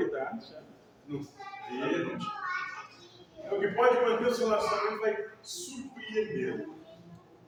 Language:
Portuguese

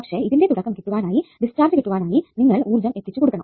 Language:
Malayalam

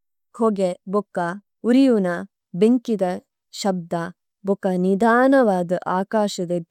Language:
Tulu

